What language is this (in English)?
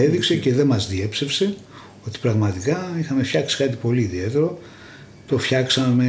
Greek